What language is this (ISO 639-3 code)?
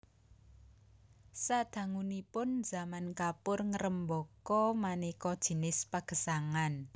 jav